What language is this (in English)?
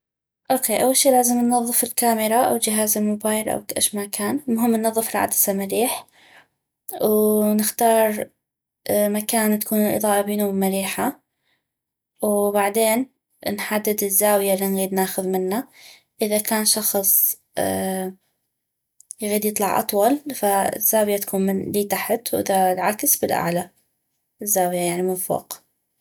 North Mesopotamian Arabic